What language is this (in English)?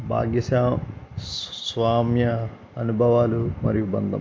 Telugu